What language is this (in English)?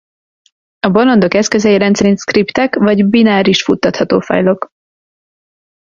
Hungarian